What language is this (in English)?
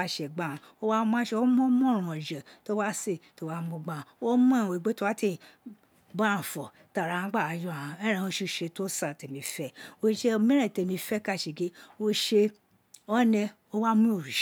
Isekiri